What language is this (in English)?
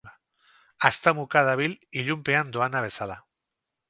Basque